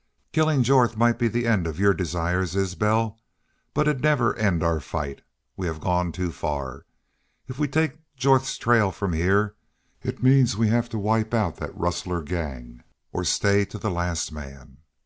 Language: English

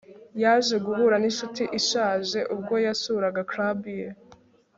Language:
Kinyarwanda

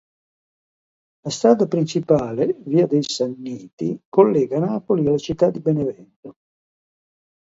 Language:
Italian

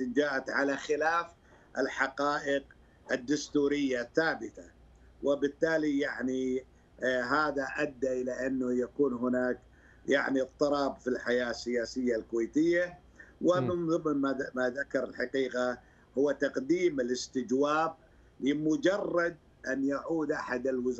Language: Arabic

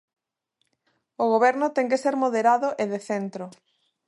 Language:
Galician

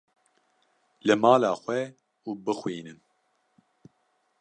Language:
Kurdish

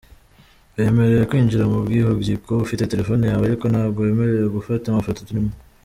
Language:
Kinyarwanda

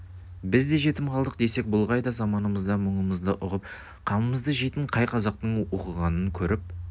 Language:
Kazakh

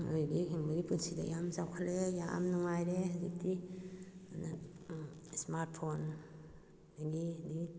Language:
Manipuri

